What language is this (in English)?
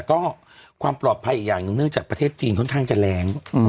Thai